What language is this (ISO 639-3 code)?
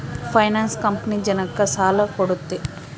kan